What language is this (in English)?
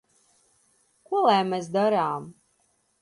Latvian